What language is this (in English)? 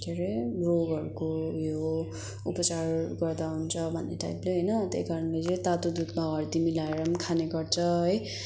Nepali